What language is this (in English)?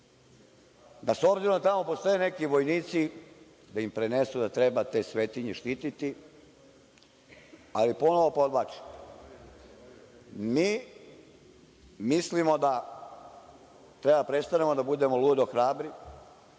Serbian